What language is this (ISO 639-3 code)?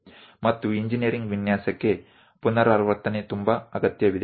kan